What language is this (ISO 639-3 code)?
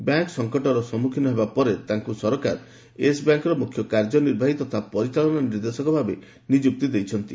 ori